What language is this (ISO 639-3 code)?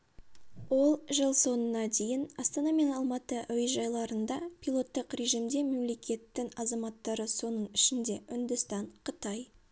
kaz